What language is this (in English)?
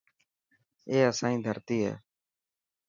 Dhatki